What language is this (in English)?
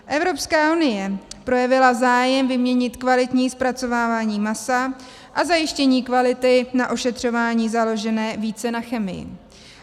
Czech